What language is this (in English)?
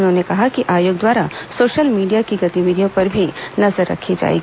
Hindi